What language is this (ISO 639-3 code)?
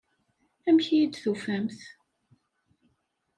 kab